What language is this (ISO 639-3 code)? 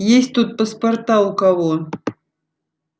rus